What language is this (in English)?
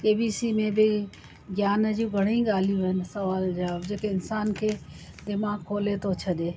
Sindhi